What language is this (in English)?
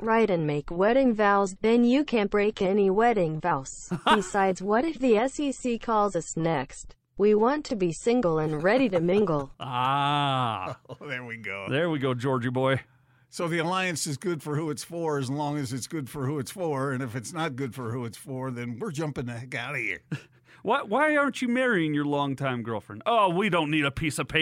English